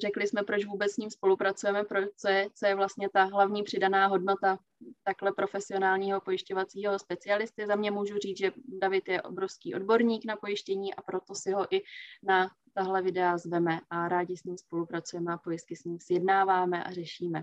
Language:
Czech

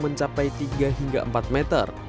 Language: Indonesian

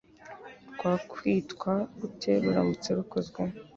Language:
Kinyarwanda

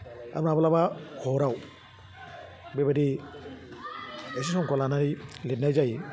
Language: Bodo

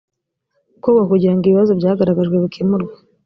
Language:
Kinyarwanda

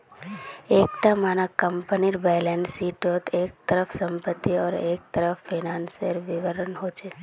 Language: Magahi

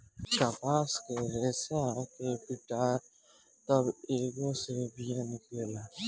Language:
Bhojpuri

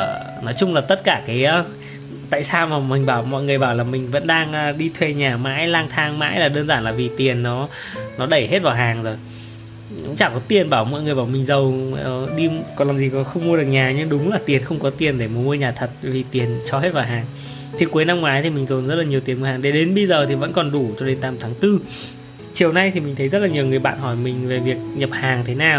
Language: Vietnamese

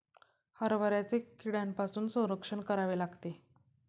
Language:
Marathi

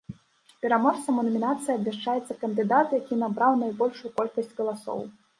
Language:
Belarusian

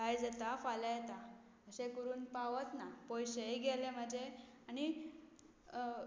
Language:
Konkani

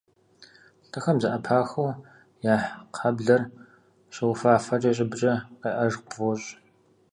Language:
Kabardian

